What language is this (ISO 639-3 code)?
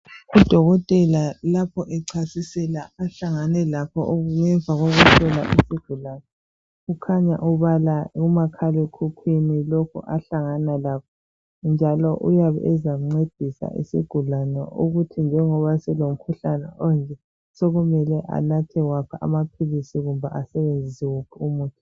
nde